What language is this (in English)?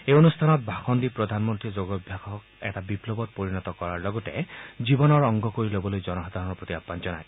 Assamese